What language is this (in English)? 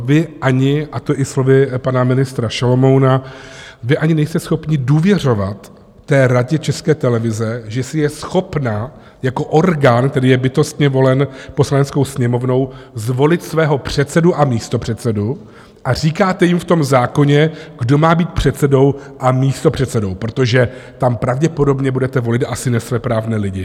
Czech